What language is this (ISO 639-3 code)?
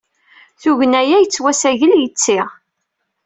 kab